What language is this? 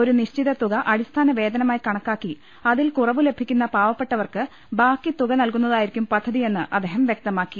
Malayalam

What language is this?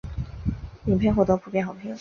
Chinese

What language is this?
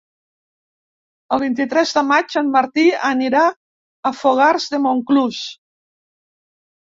Catalan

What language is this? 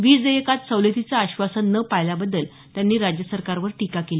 Marathi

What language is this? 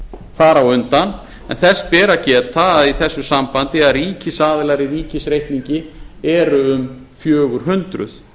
Icelandic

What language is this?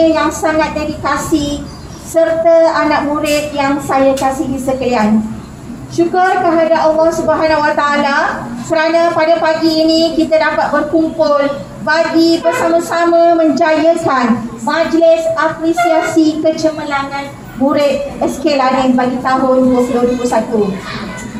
Malay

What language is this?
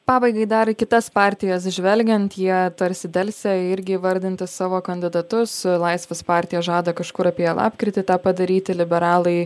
Lithuanian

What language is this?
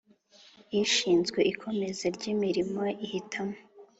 Kinyarwanda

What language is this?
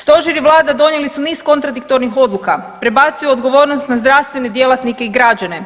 Croatian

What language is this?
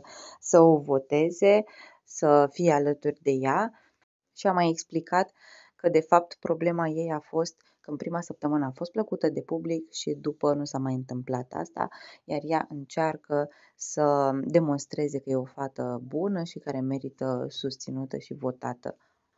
Romanian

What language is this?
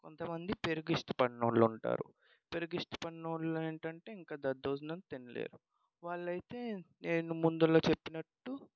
Telugu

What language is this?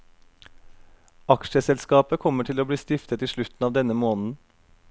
Norwegian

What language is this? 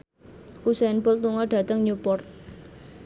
Javanese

